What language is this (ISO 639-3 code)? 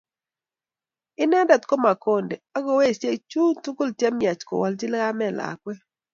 kln